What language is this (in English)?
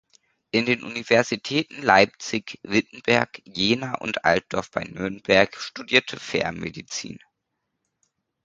German